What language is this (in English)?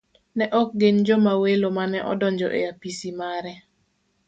Luo (Kenya and Tanzania)